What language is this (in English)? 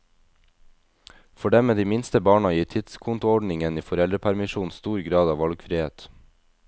Norwegian